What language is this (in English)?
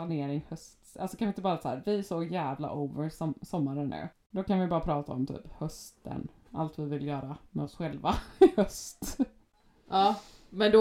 Swedish